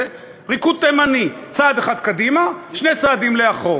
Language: Hebrew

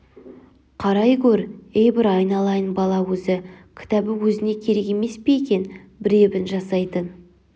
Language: Kazakh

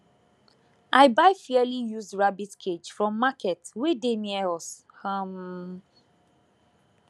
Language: Nigerian Pidgin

